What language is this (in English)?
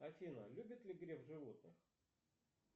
Russian